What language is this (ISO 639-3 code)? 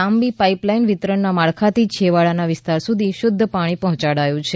guj